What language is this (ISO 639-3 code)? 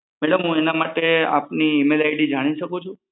guj